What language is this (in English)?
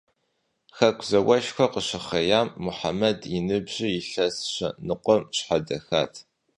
Kabardian